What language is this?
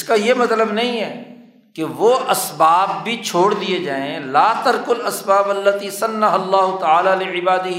Urdu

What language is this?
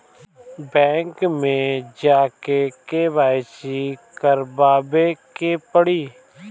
Bhojpuri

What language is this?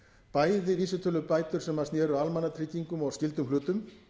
Icelandic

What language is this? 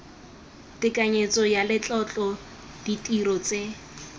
Tswana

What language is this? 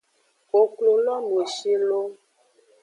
Aja (Benin)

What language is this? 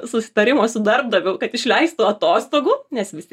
Lithuanian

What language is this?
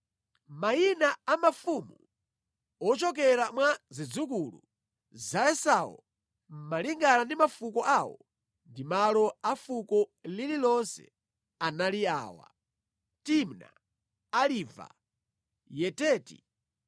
Nyanja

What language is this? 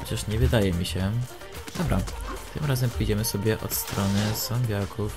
Polish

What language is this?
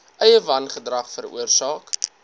Afrikaans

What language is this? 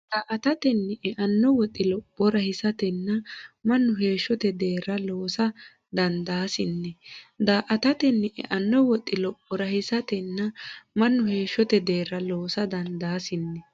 Sidamo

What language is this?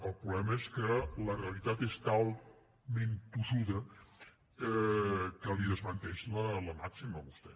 Catalan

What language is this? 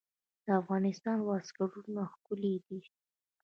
Pashto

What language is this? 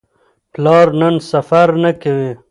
Pashto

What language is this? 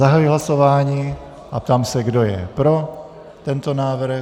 Czech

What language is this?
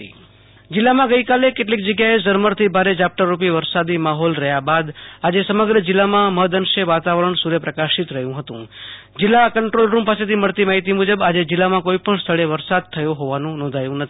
Gujarati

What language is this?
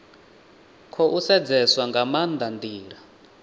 Venda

